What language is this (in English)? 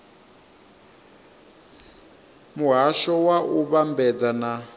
Venda